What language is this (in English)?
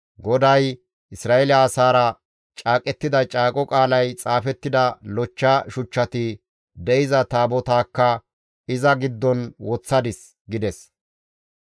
Gamo